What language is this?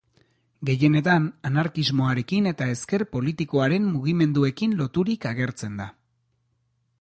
Basque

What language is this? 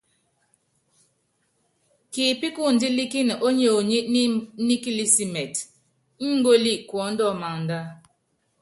Yangben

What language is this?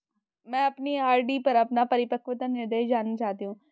Hindi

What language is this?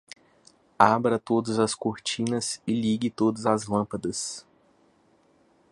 Portuguese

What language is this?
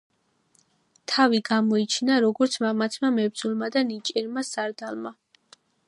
Georgian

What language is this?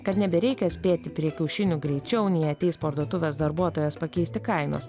Lithuanian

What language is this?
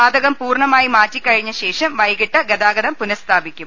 Malayalam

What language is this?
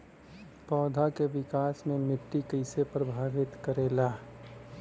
Bhojpuri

